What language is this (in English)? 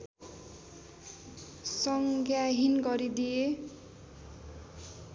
Nepali